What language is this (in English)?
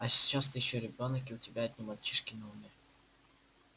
Russian